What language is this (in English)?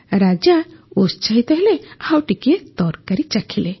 Odia